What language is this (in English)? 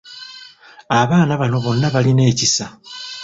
Ganda